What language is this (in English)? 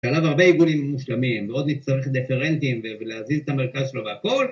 Hebrew